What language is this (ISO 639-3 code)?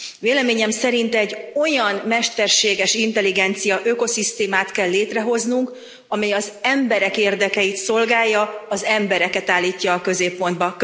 hun